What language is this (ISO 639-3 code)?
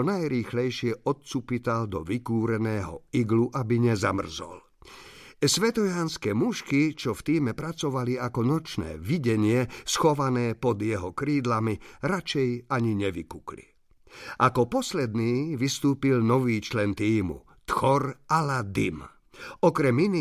slk